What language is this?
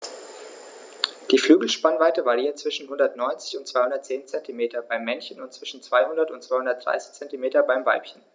German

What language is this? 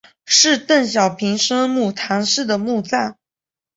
Chinese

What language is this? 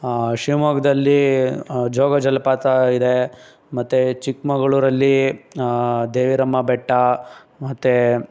Kannada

